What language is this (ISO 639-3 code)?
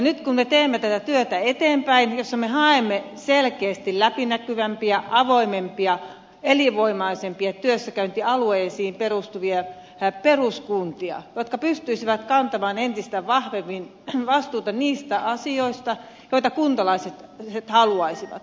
fin